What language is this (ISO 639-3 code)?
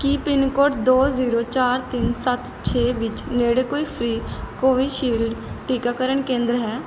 pan